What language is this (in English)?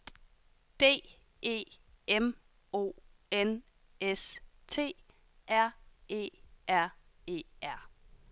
Danish